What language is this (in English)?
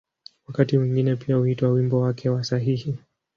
Swahili